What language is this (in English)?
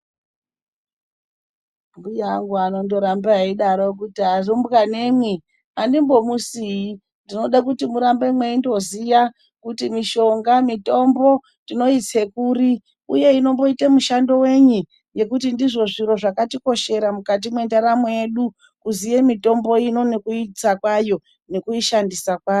Ndau